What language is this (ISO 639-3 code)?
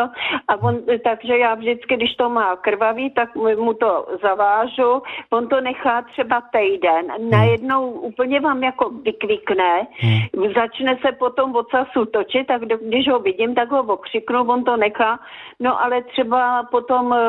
ces